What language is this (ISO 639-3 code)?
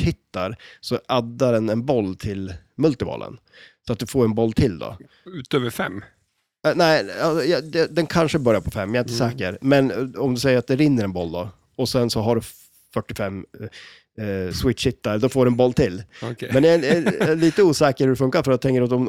swe